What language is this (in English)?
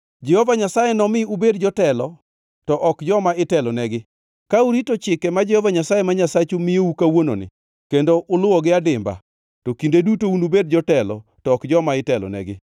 Luo (Kenya and Tanzania)